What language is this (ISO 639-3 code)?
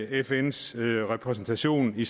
dan